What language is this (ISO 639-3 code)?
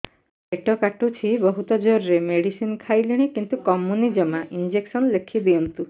ori